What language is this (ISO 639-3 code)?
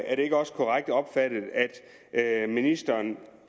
dan